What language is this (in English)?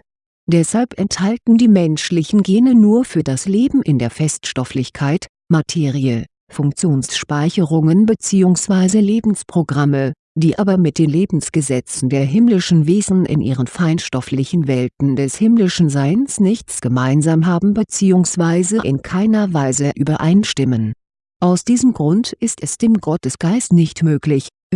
German